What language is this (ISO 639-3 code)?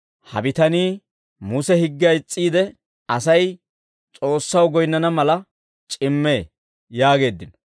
dwr